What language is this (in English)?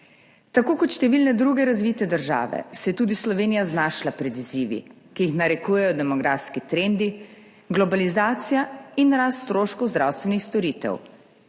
Slovenian